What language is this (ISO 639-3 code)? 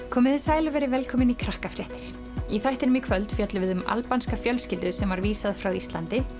isl